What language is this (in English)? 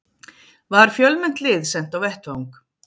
Icelandic